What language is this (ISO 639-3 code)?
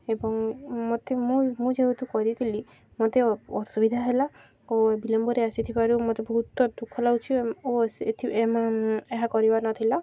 ori